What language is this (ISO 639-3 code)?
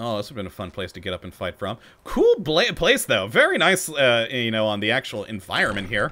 eng